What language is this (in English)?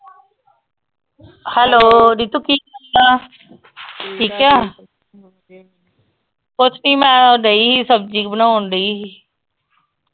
Punjabi